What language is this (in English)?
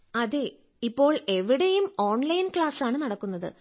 Malayalam